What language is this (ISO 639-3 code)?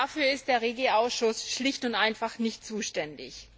deu